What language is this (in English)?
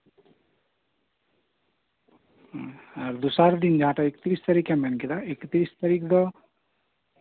Santali